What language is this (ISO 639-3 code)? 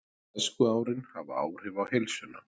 isl